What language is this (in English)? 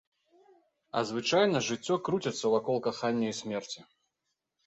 Belarusian